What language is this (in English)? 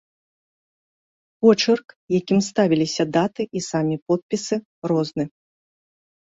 Belarusian